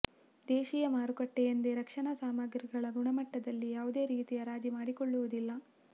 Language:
Kannada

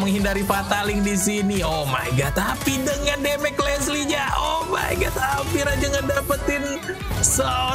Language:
Indonesian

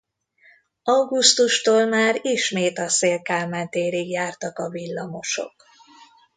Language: Hungarian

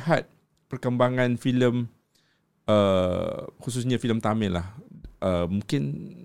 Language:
Malay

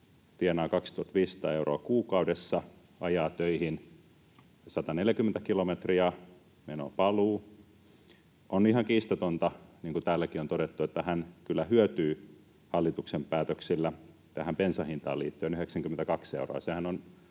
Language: Finnish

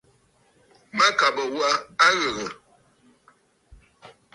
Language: Bafut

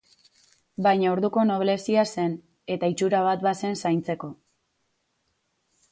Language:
Basque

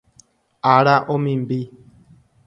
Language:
Guarani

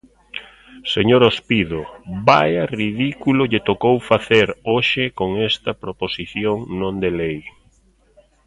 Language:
Galician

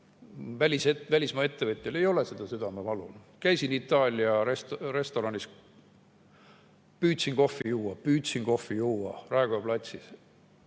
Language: Estonian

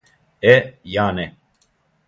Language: Serbian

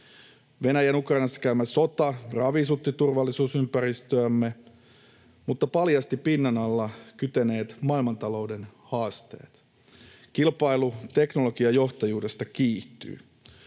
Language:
Finnish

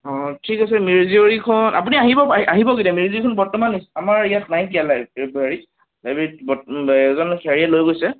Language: Assamese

